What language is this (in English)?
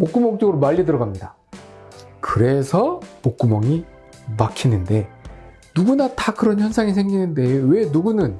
Korean